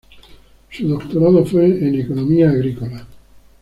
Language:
Spanish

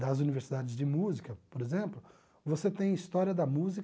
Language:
Portuguese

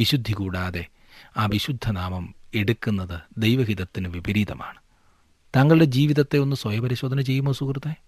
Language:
Malayalam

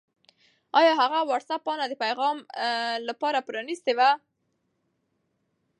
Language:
Pashto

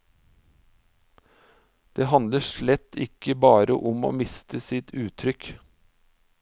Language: Norwegian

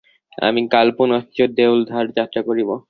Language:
Bangla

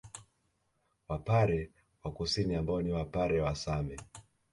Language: Swahili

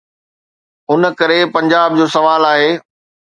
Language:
Sindhi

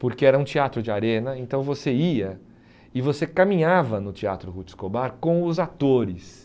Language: Portuguese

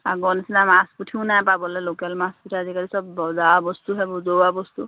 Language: Assamese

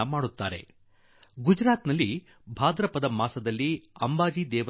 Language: Kannada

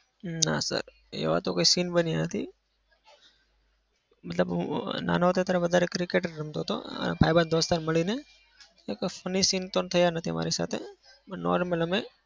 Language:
Gujarati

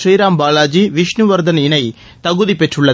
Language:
Tamil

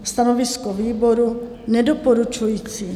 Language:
Czech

